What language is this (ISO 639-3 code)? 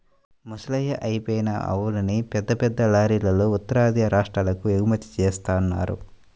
tel